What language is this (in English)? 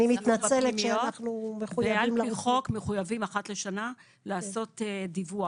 Hebrew